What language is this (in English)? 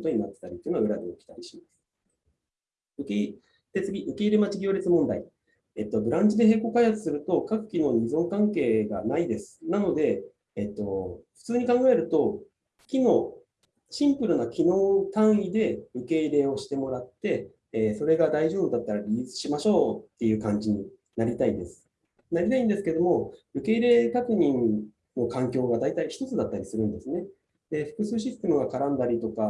Japanese